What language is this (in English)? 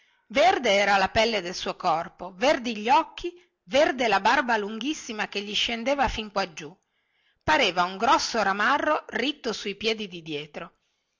Italian